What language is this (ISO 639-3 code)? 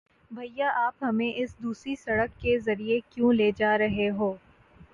urd